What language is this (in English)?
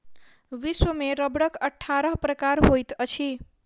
Maithili